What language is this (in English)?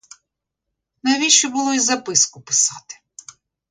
Ukrainian